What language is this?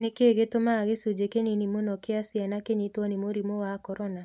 Kikuyu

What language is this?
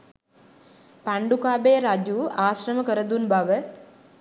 Sinhala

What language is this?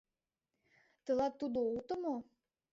Mari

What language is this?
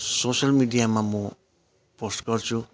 Nepali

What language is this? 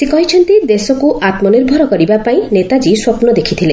Odia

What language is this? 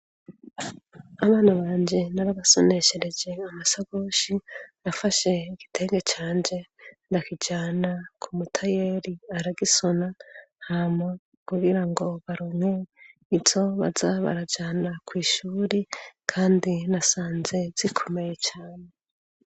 Rundi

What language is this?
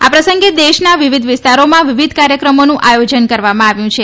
Gujarati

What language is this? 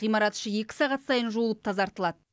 Kazakh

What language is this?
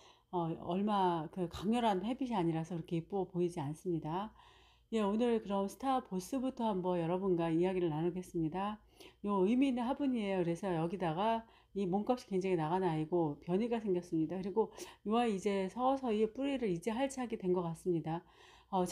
Korean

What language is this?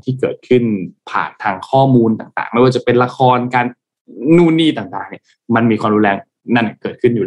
Thai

